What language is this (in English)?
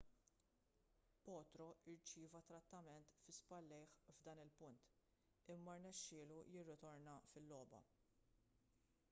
Maltese